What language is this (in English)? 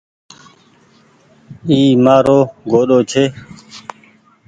Goaria